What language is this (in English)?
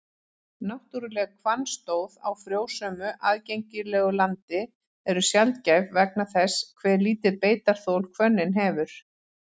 Icelandic